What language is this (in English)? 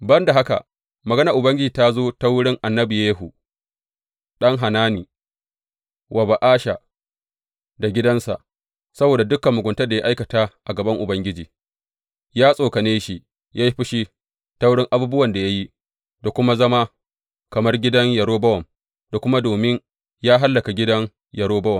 Hausa